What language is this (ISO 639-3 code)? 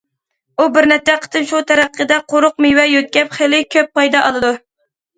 uig